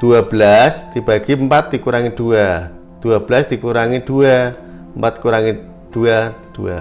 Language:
Indonesian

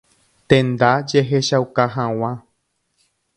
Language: Guarani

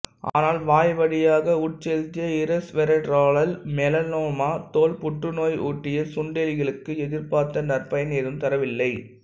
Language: Tamil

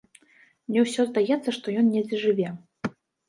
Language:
Belarusian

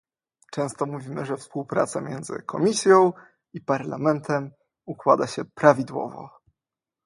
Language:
Polish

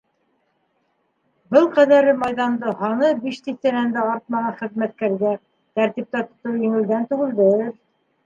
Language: Bashkir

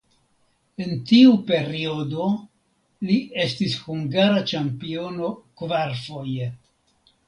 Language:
Esperanto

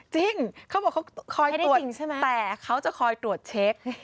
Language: Thai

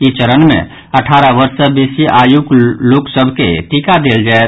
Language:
Maithili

